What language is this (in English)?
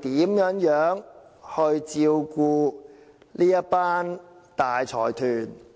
Cantonese